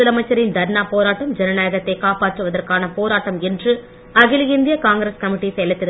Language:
Tamil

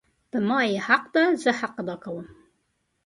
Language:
Pashto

